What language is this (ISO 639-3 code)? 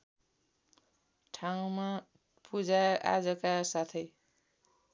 nep